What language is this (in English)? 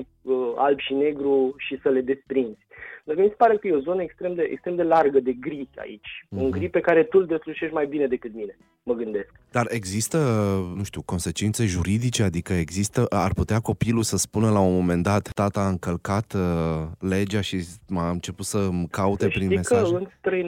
Romanian